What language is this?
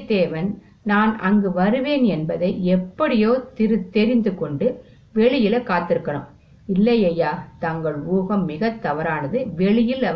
Tamil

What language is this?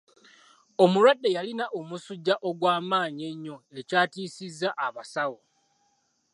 Ganda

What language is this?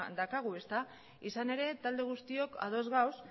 Basque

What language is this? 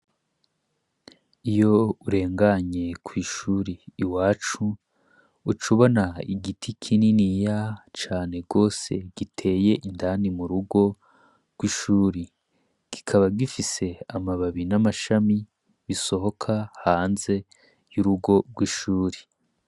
Rundi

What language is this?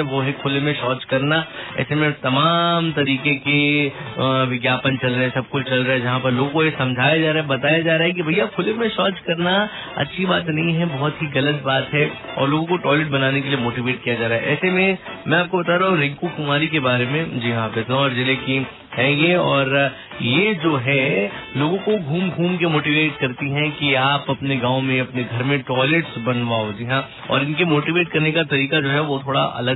Hindi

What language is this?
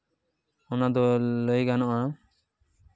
Santali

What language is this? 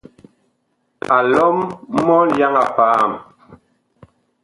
Bakoko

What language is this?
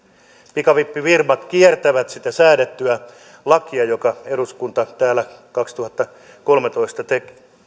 Finnish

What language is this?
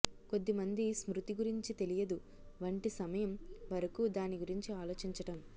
Telugu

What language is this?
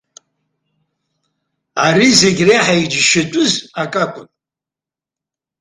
Abkhazian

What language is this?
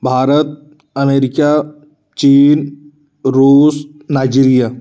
Hindi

